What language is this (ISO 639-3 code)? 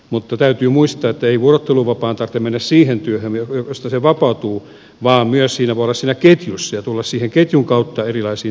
fin